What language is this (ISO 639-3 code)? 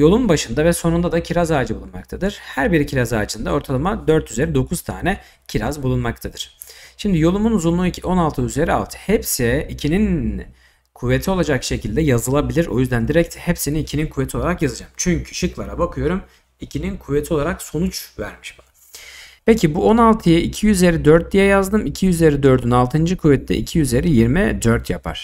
tur